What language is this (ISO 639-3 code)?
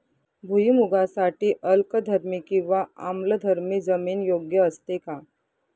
mar